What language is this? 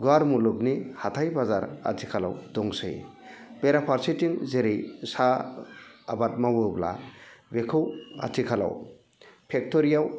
Bodo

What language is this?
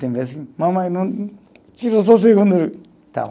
Portuguese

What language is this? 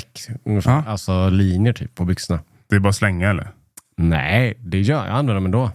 Swedish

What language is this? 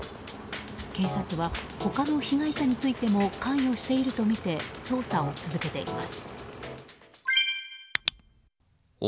Japanese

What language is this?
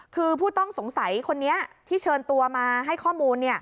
Thai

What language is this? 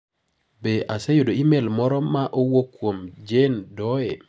Luo (Kenya and Tanzania)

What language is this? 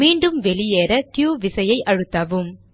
Tamil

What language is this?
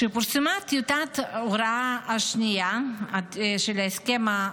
Hebrew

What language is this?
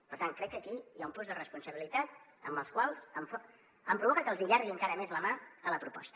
Catalan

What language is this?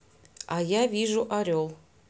Russian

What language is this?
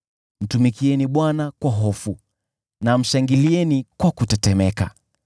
Swahili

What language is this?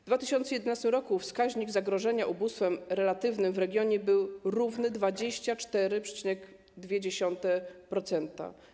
Polish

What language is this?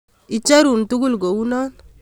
Kalenjin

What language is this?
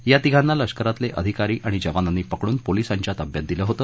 Marathi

